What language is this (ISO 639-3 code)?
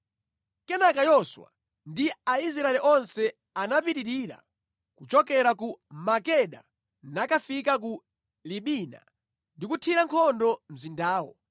nya